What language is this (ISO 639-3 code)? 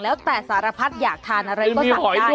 tha